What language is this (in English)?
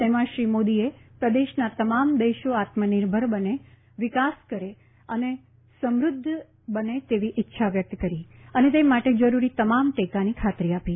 Gujarati